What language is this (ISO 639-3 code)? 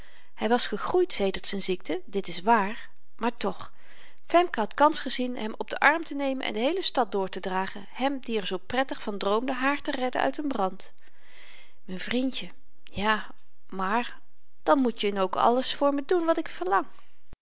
nld